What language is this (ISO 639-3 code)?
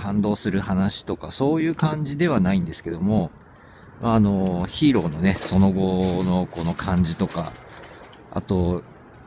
jpn